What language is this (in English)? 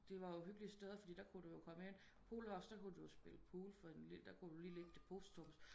Danish